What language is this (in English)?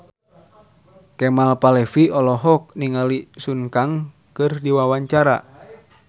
Sundanese